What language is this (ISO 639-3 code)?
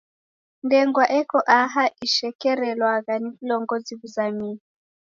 dav